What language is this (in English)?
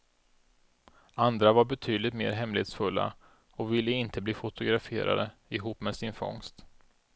Swedish